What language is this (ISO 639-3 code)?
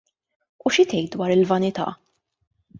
mlt